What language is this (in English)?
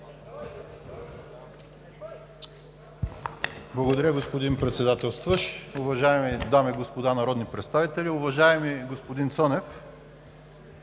Bulgarian